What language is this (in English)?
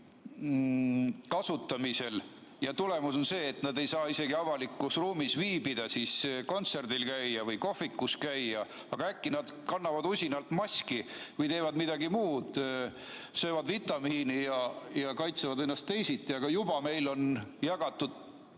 Estonian